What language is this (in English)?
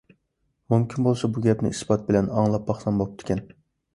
Uyghur